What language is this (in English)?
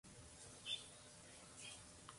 Spanish